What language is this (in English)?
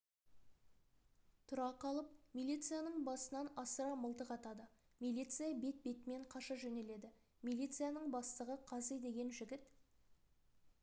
Kazakh